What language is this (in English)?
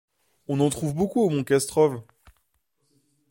French